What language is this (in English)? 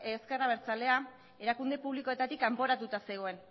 Basque